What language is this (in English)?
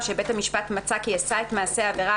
Hebrew